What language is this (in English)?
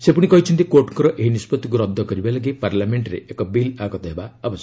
Odia